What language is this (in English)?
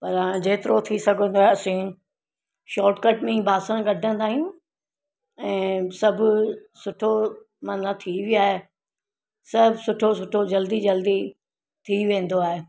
Sindhi